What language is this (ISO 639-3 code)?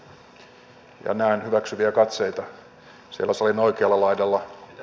fin